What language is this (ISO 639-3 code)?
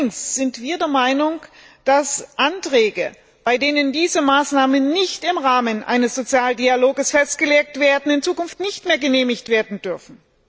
deu